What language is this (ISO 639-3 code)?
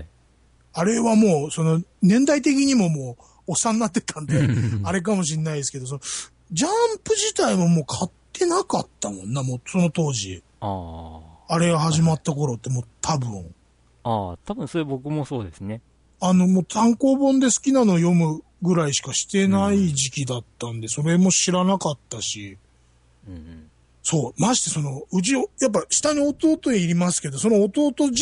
jpn